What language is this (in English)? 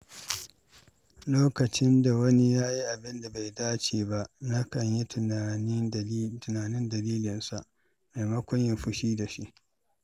Hausa